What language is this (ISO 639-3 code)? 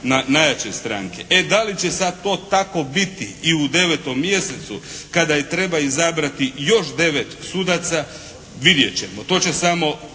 hrv